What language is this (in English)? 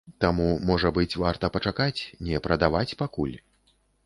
Belarusian